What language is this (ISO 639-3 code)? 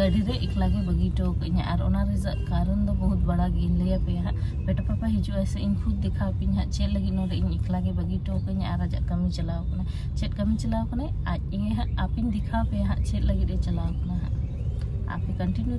ind